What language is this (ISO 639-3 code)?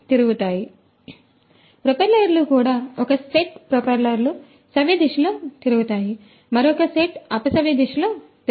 tel